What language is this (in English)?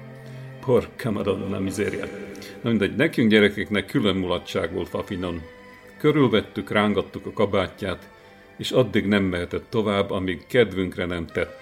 Hungarian